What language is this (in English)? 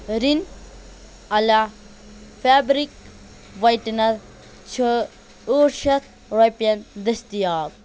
Kashmiri